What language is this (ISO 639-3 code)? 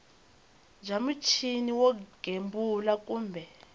tso